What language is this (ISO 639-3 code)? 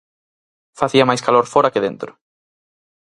glg